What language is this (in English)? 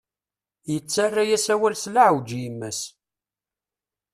Kabyle